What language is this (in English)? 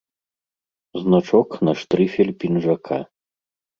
Belarusian